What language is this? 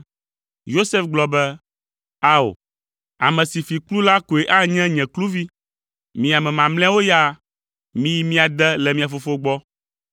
Ewe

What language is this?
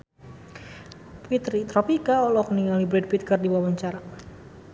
Sundanese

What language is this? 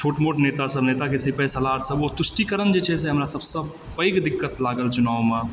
Maithili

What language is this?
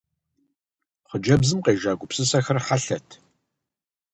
Kabardian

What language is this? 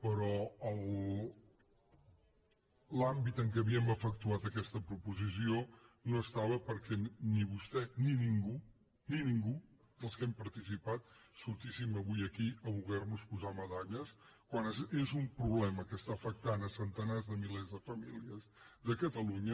Catalan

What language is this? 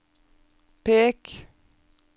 Norwegian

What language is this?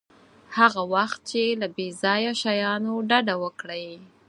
Pashto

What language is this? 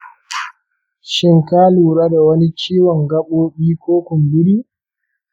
Hausa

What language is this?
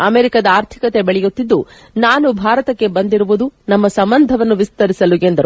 Kannada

